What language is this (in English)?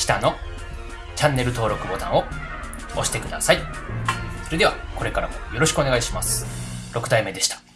Japanese